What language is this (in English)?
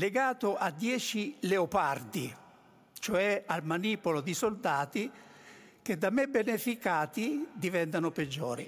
Italian